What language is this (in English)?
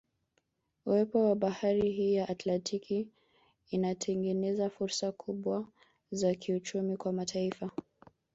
Swahili